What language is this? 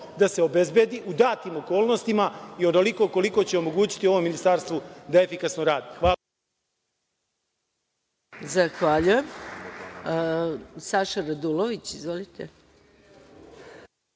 Serbian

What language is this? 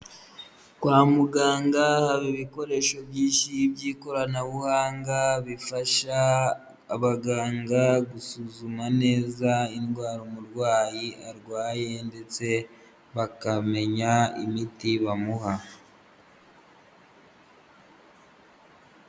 Kinyarwanda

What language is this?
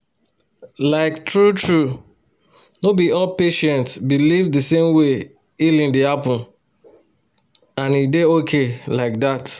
Nigerian Pidgin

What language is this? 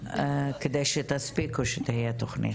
Hebrew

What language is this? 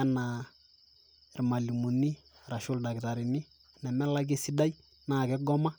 Masai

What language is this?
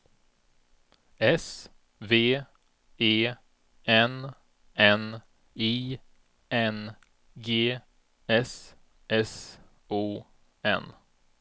Swedish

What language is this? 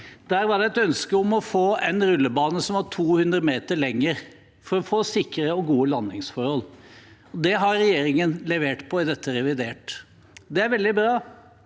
Norwegian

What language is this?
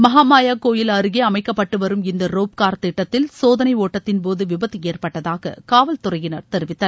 Tamil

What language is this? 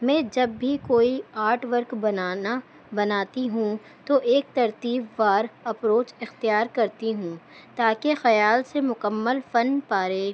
Urdu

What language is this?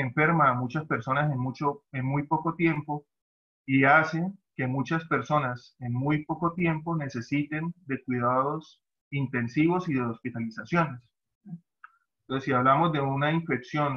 Spanish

